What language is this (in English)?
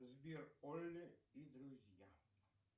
Russian